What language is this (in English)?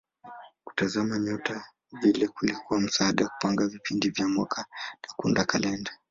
Swahili